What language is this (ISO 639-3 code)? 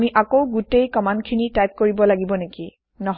asm